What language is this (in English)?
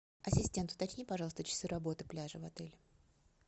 Russian